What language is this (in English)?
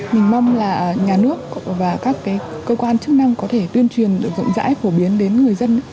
Vietnamese